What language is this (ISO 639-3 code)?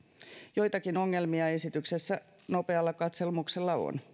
fin